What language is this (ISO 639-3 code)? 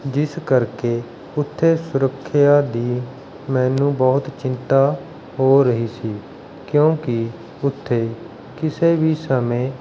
pan